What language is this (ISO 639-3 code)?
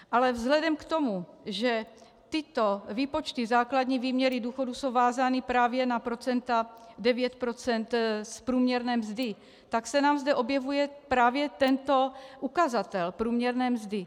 ces